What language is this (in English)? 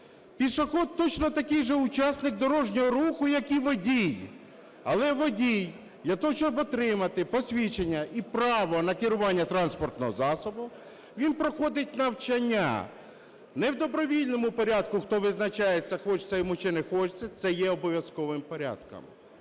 Ukrainian